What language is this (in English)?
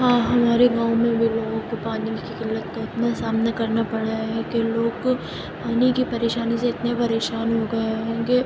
Urdu